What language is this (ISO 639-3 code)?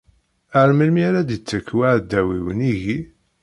kab